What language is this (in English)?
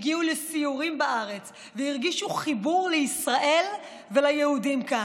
Hebrew